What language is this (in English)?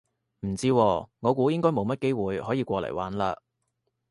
Cantonese